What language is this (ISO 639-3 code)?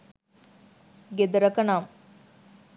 sin